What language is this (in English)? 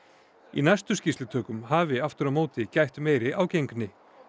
Icelandic